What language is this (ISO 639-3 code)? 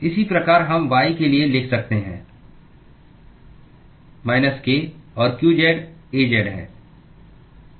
hin